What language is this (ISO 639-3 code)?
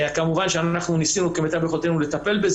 heb